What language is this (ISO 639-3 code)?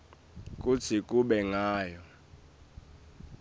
ssw